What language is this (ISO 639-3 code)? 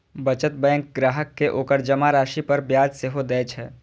mai